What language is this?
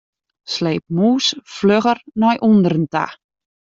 Western Frisian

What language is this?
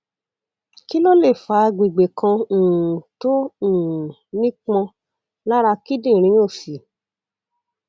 Yoruba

